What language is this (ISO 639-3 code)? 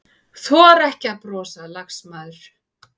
isl